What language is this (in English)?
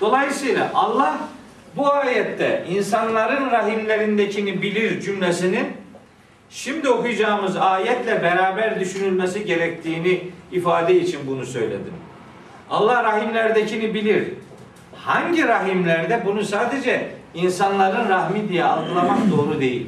Turkish